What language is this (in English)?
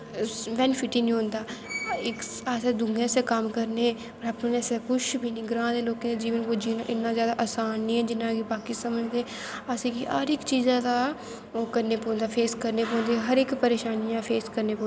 Dogri